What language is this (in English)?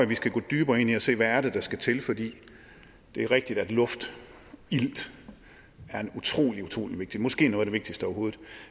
Danish